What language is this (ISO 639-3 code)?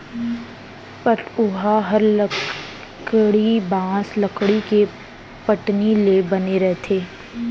hne